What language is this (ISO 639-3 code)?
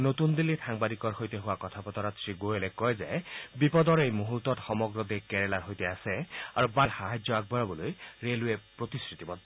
asm